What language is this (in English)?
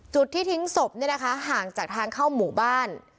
Thai